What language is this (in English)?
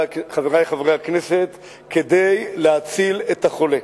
Hebrew